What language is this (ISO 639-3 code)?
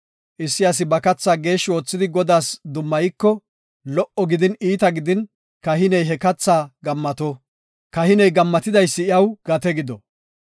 gof